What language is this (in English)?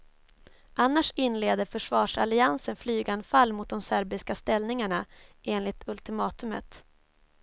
Swedish